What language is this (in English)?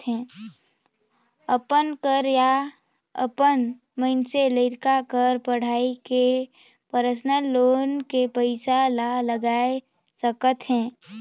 Chhattisgarhi